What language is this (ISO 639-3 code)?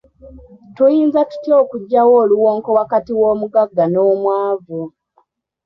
lug